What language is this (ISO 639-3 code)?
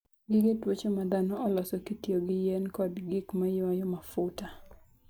luo